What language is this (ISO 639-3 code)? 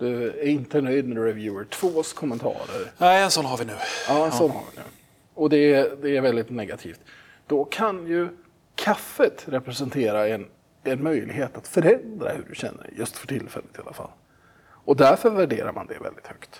swe